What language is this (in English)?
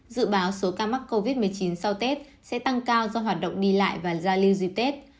Vietnamese